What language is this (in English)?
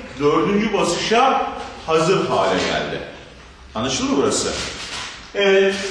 Turkish